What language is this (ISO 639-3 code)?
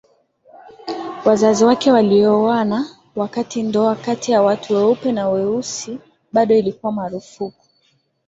swa